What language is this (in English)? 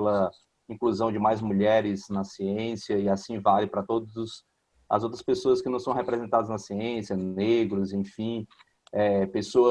Portuguese